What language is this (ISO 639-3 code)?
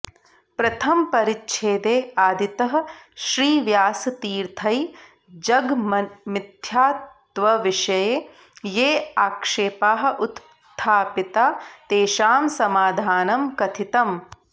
san